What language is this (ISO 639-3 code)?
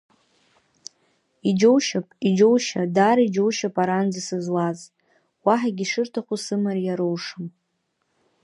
abk